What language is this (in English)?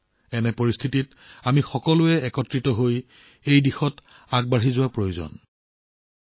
Assamese